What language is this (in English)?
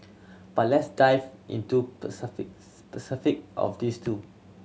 English